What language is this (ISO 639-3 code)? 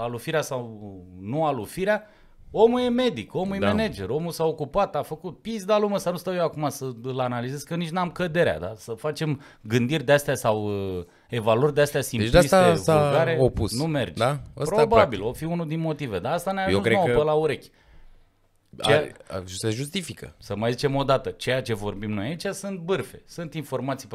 ron